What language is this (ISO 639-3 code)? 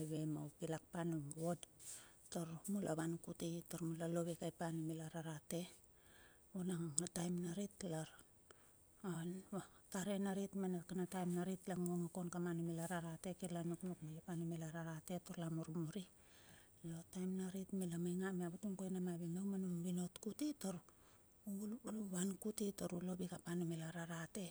bxf